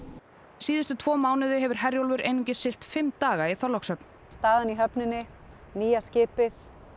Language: Icelandic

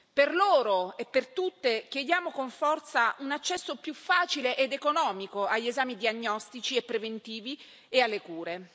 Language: Italian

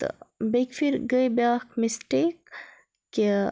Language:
Kashmiri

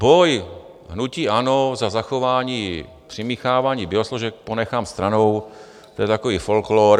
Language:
Czech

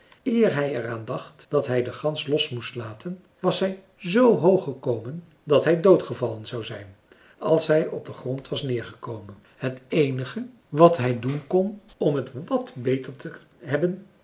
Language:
Dutch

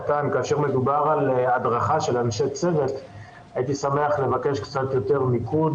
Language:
Hebrew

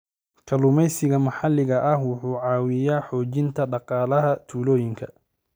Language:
Somali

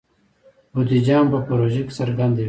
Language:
Pashto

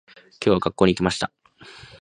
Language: Japanese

